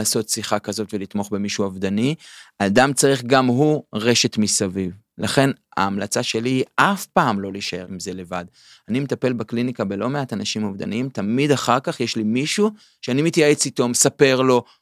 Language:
Hebrew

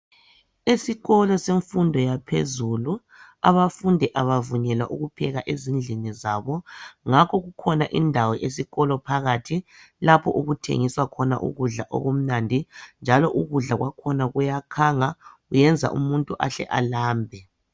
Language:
North Ndebele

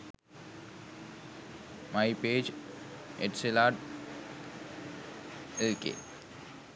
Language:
Sinhala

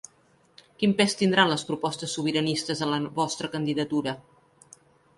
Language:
Catalan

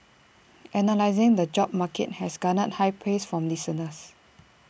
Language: English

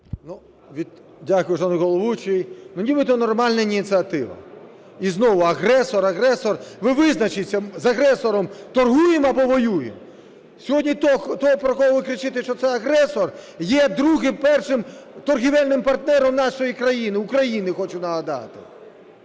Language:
Ukrainian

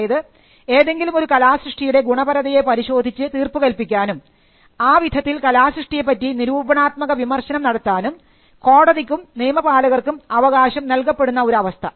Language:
Malayalam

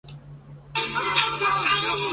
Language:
Chinese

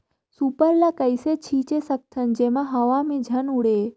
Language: Chhattisgarhi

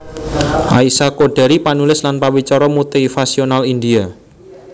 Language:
Javanese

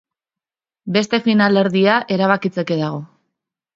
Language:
Basque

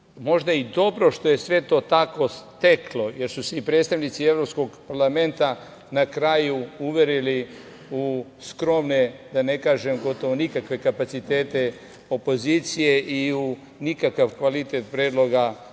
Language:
Serbian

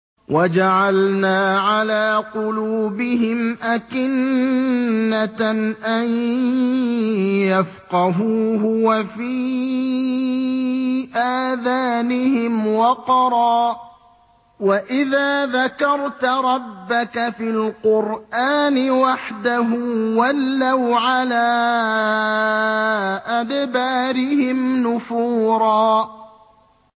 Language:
Arabic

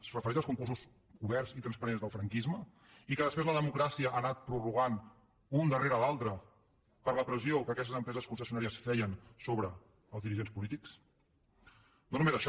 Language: Catalan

